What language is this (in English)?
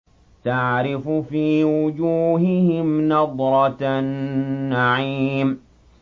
Arabic